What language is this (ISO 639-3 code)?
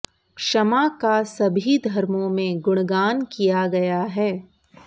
san